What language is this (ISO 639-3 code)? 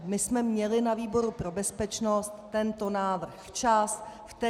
ces